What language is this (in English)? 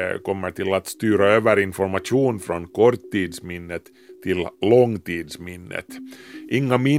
Swedish